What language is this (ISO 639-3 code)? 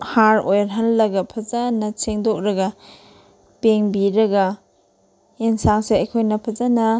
mni